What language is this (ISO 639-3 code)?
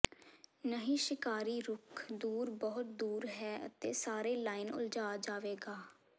pan